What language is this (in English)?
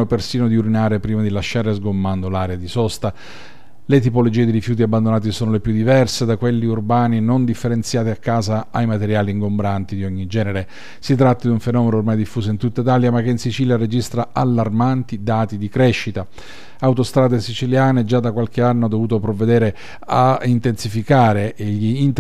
Italian